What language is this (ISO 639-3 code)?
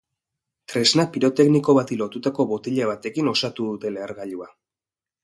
eus